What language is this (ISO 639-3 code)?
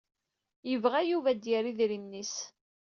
kab